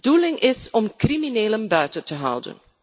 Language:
Dutch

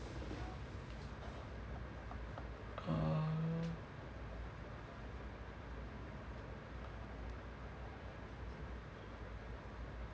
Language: English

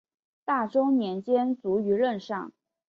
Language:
Chinese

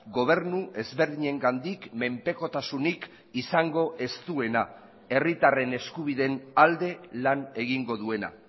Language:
Basque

